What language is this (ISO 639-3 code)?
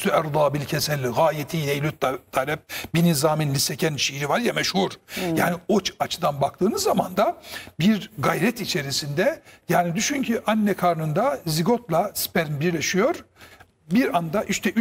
tur